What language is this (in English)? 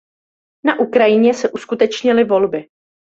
Czech